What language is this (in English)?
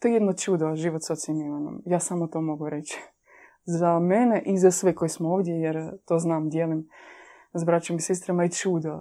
Croatian